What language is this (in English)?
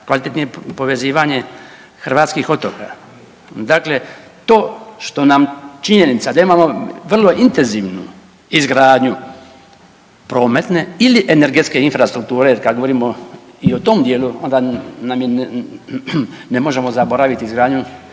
Croatian